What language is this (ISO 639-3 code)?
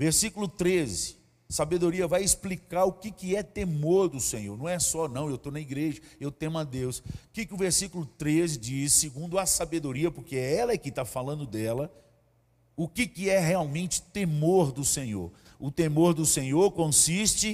por